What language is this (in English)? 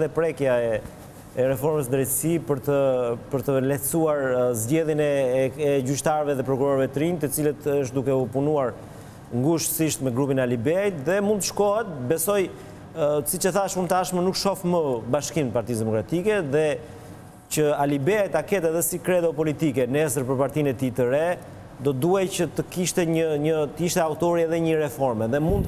Romanian